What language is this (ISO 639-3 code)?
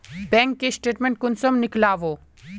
mag